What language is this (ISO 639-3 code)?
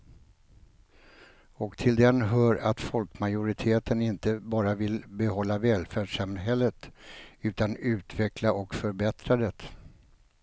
swe